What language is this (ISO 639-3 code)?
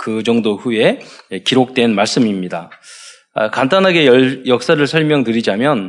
kor